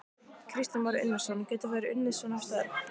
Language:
Icelandic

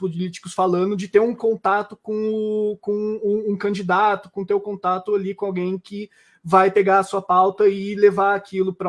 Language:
Portuguese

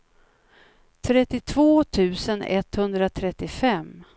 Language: Swedish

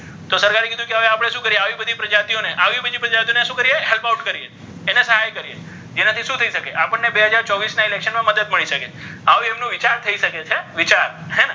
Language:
Gujarati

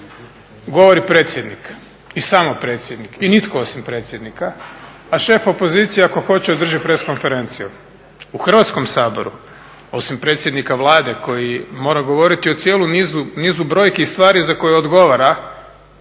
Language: Croatian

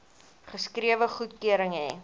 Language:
Afrikaans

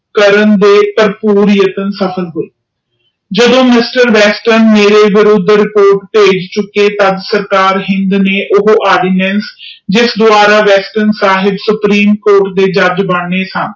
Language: Punjabi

